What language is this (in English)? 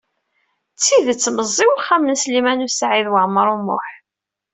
Kabyle